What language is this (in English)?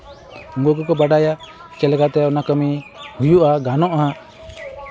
Santali